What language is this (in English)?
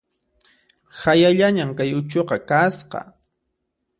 Puno Quechua